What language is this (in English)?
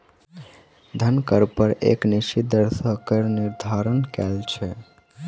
Maithili